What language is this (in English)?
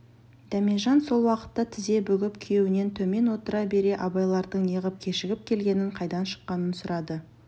Kazakh